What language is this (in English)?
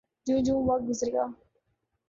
Urdu